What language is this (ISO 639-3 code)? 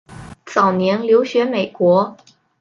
zho